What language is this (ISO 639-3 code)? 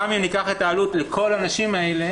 heb